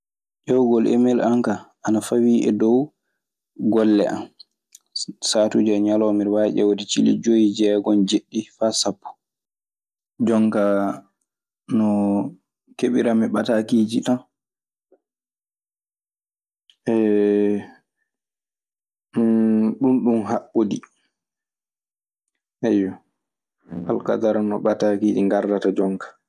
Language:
Maasina Fulfulde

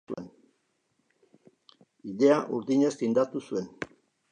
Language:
Basque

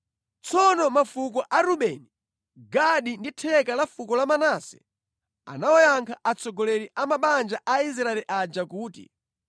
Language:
Nyanja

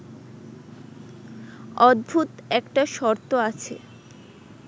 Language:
Bangla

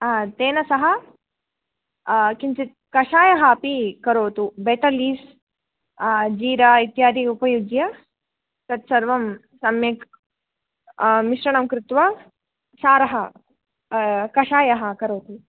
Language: Sanskrit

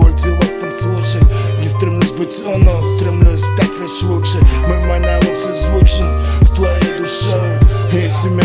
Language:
Russian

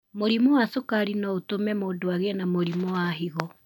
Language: Kikuyu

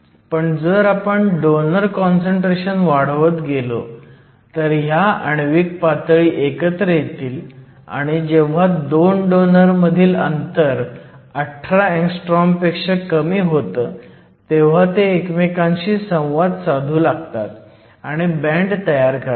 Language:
Marathi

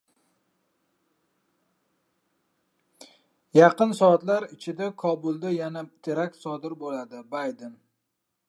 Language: Uzbek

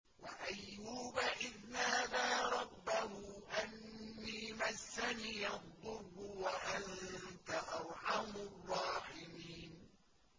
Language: Arabic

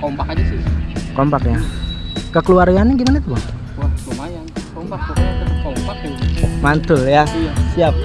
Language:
Indonesian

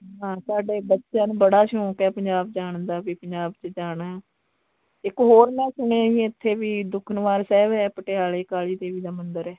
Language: Punjabi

